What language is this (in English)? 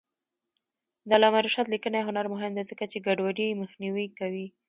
Pashto